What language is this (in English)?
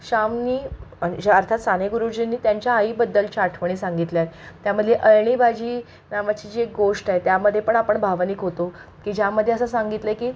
Marathi